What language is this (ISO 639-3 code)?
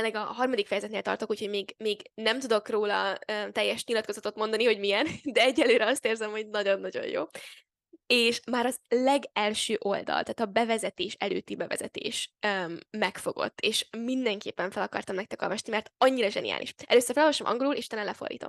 hun